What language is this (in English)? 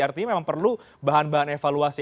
Indonesian